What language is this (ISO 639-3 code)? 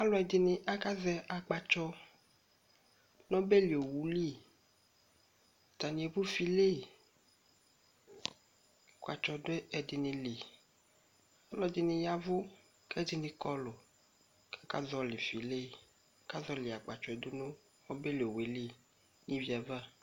kpo